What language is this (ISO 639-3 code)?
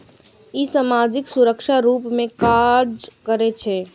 mai